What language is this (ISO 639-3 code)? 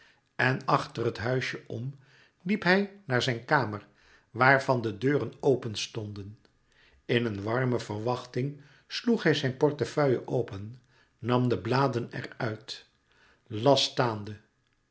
nld